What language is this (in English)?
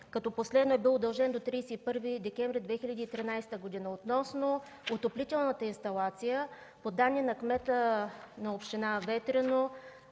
Bulgarian